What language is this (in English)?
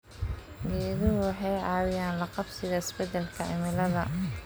Somali